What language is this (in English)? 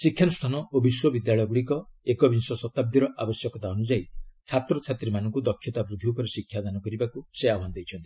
Odia